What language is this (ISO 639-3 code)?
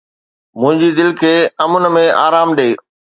snd